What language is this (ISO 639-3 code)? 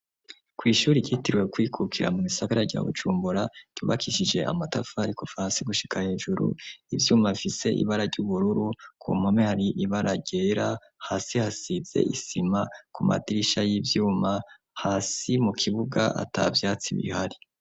run